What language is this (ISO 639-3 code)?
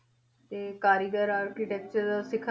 pan